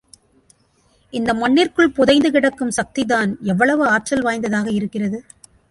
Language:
Tamil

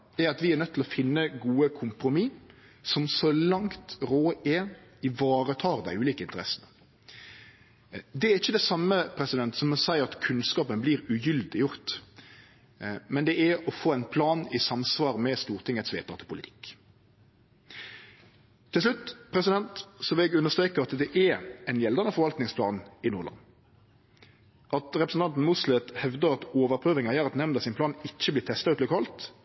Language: Norwegian Nynorsk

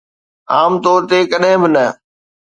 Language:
Sindhi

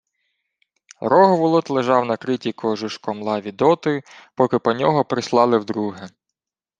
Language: Ukrainian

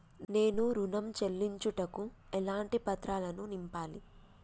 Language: Telugu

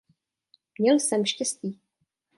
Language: Czech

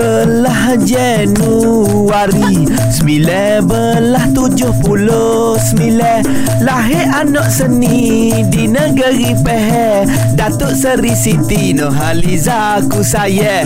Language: Malay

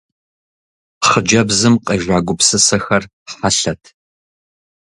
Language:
Kabardian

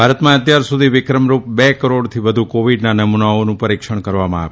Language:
Gujarati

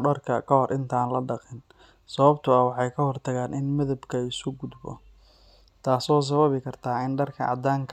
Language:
Somali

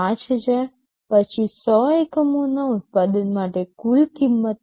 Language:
Gujarati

